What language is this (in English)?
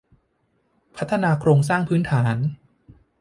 Thai